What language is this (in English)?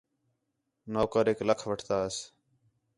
Khetrani